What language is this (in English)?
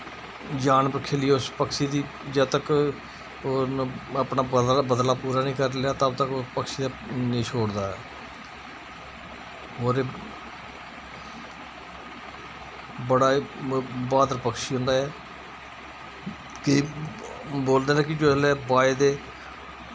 Dogri